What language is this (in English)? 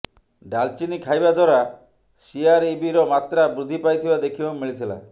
Odia